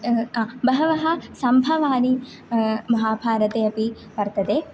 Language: Sanskrit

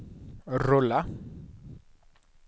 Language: Swedish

